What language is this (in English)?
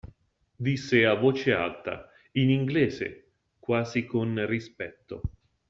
Italian